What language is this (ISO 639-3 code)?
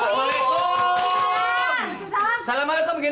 ind